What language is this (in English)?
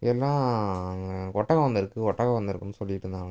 Tamil